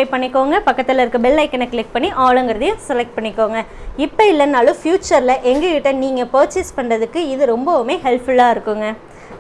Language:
Tamil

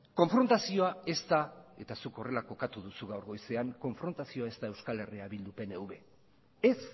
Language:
Basque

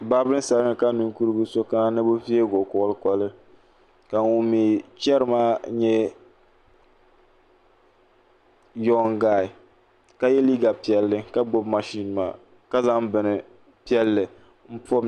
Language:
Dagbani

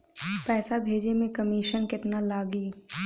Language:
Bhojpuri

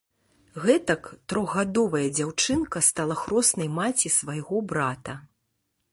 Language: Belarusian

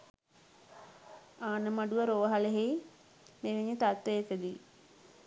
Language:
Sinhala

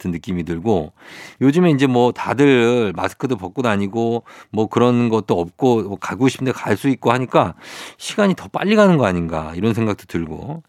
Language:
Korean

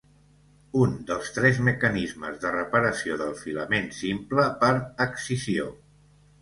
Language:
Catalan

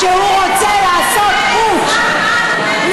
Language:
Hebrew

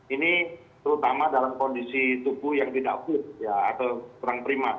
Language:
Indonesian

